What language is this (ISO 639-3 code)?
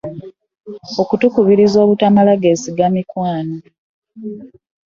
lug